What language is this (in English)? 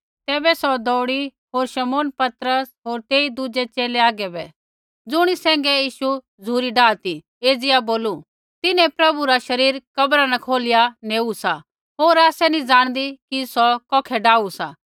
Kullu Pahari